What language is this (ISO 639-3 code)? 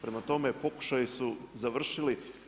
hrv